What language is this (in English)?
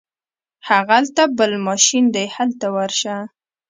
Pashto